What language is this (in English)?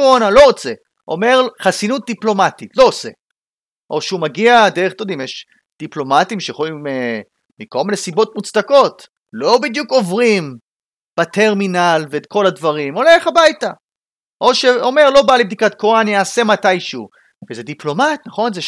Hebrew